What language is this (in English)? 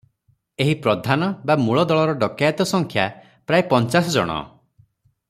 Odia